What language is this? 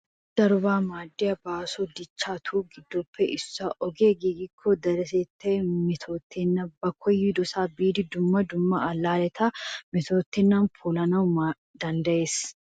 Wolaytta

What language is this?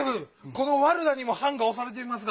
Japanese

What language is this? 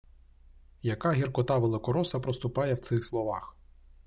Ukrainian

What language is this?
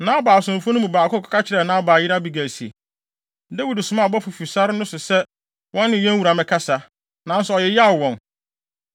Akan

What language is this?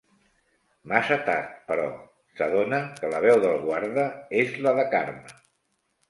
Catalan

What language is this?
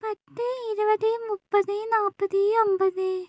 Malayalam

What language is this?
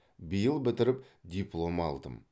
Kazakh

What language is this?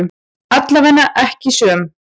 Icelandic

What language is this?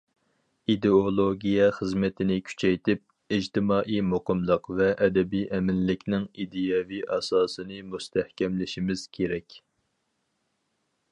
Uyghur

